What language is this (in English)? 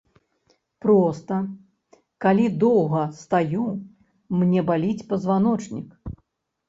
Belarusian